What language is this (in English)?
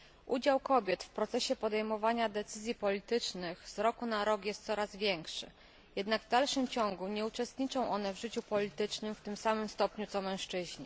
Polish